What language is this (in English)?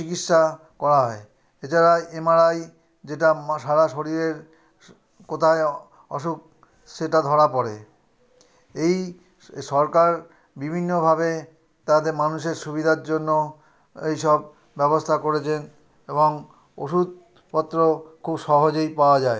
Bangla